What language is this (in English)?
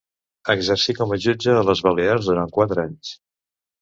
Catalan